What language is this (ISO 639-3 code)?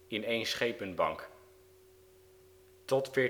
nld